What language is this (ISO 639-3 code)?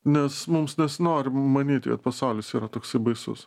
lit